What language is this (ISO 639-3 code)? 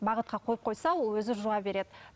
kaz